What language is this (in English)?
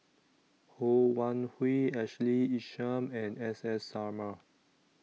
English